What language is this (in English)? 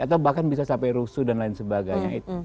Indonesian